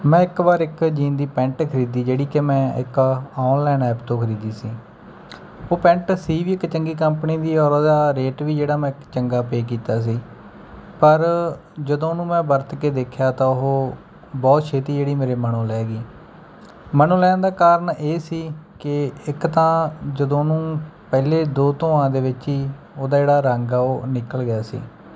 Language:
Punjabi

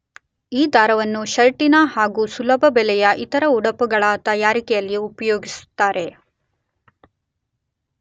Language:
Kannada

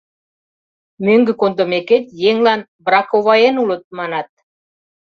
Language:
Mari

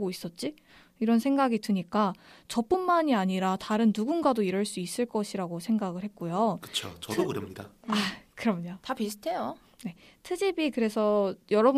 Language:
Korean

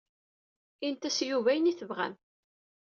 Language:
Kabyle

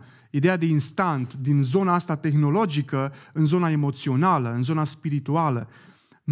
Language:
Romanian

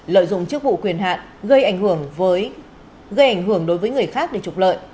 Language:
Vietnamese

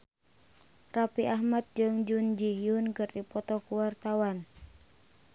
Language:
Sundanese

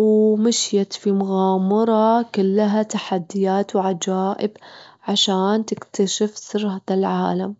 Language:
Gulf Arabic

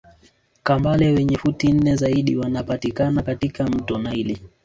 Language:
Swahili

